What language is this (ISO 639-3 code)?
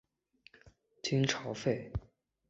zho